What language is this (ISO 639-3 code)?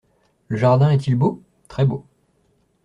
fra